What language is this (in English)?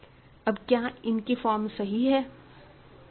Hindi